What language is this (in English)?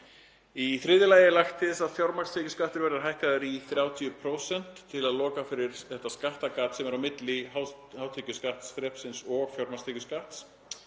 Icelandic